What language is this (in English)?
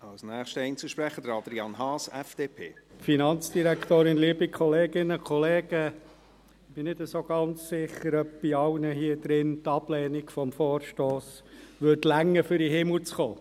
Swiss German